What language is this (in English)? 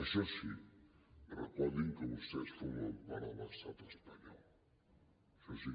Catalan